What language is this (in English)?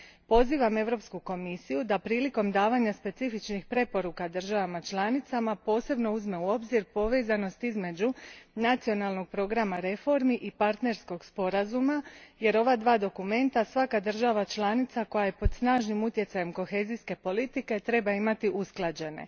Croatian